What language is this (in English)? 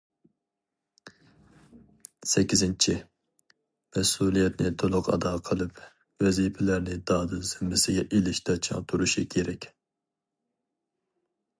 Uyghur